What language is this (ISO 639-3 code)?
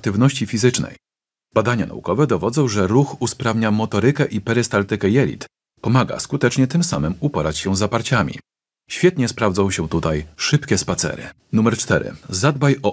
pol